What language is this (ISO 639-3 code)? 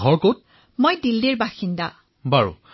asm